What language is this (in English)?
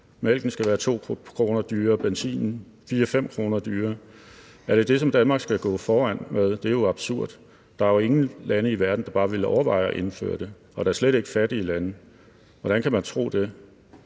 Danish